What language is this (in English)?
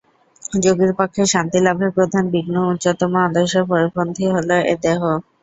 Bangla